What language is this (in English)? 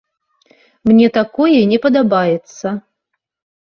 Belarusian